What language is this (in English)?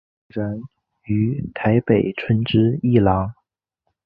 Chinese